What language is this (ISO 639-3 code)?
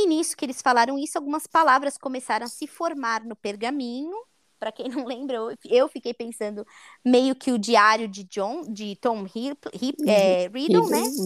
por